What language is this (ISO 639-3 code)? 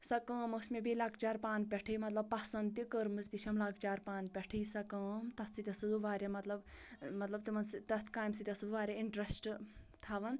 kas